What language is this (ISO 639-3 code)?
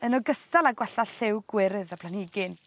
cym